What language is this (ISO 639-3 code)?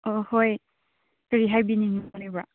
mni